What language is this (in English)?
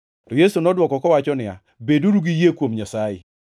Luo (Kenya and Tanzania)